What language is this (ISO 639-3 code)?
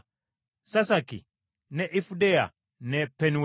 lug